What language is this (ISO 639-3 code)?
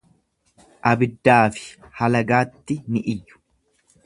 orm